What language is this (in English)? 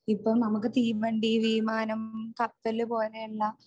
Malayalam